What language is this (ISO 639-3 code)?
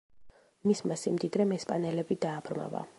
kat